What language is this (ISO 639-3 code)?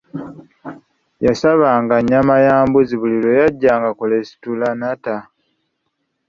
lug